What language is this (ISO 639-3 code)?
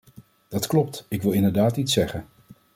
nld